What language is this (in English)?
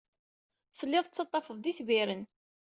Kabyle